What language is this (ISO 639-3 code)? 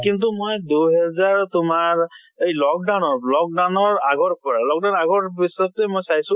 asm